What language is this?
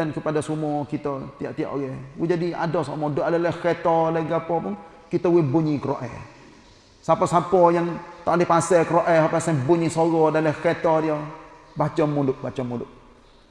Malay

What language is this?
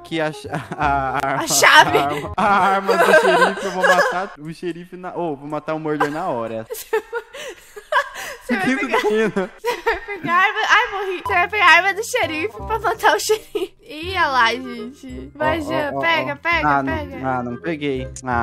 Portuguese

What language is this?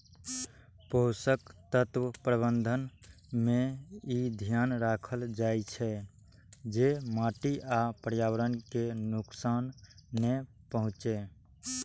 Maithili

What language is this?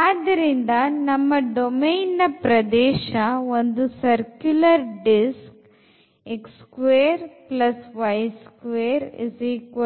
Kannada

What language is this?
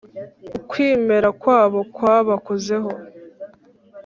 Kinyarwanda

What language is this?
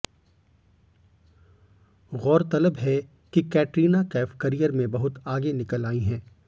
Hindi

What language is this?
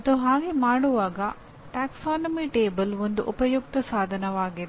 Kannada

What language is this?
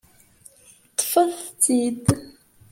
Kabyle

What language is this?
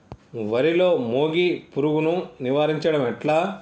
Telugu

